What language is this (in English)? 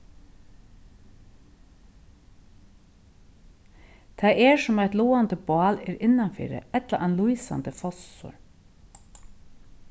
Faroese